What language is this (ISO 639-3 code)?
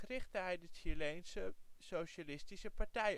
nld